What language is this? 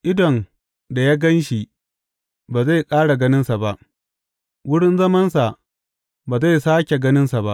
Hausa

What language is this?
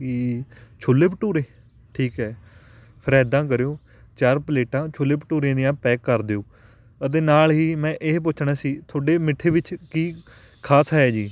Punjabi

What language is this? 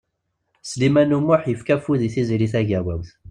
Kabyle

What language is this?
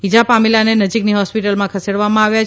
Gujarati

